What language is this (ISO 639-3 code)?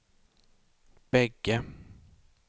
swe